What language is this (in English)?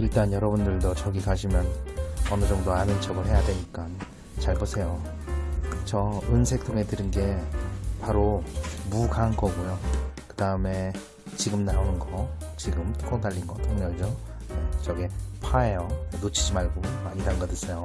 Korean